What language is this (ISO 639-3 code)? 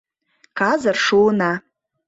chm